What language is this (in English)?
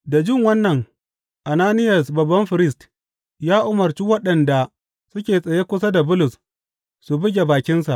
Hausa